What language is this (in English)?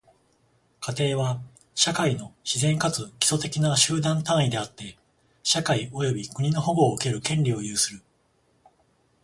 Japanese